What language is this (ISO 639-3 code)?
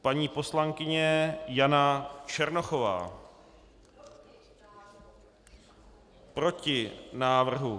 ces